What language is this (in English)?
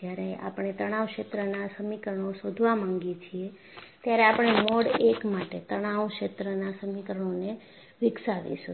Gujarati